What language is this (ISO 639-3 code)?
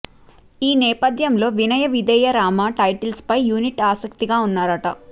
tel